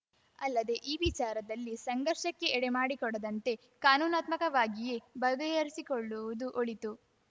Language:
Kannada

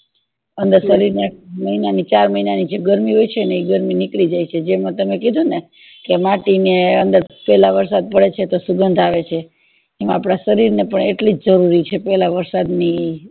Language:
Gujarati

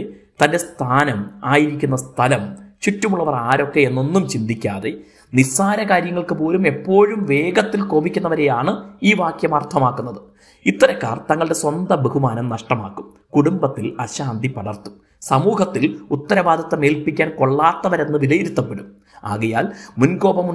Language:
Turkish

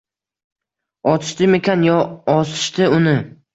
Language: Uzbek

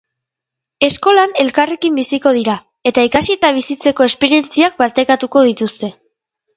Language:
Basque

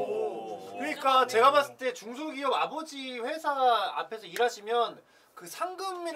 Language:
Korean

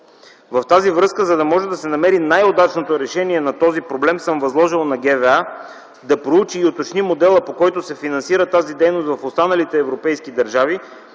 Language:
Bulgarian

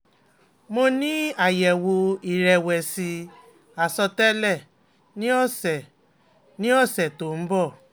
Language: Yoruba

